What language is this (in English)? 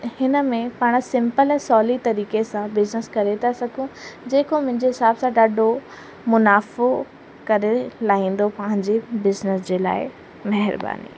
Sindhi